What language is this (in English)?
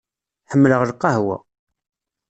Kabyle